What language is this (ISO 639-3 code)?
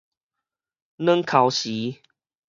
nan